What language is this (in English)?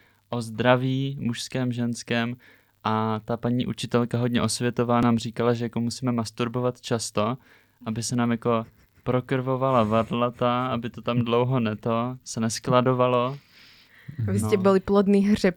Czech